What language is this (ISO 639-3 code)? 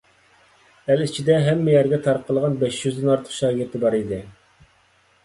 uig